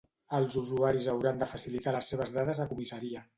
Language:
Catalan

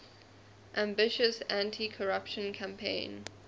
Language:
English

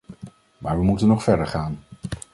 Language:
Dutch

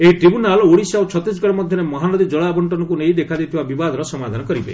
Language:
Odia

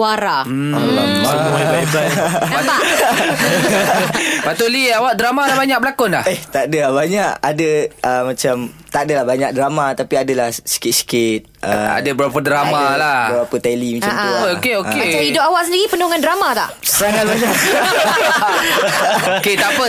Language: Malay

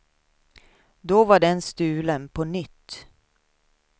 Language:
Swedish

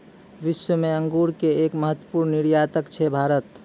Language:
Maithili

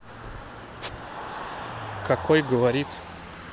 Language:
Russian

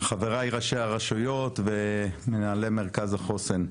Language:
Hebrew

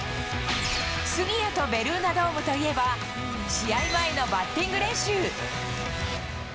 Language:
Japanese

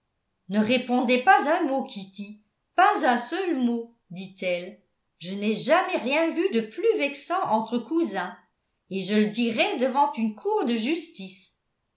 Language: French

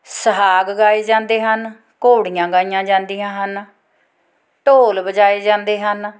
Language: Punjabi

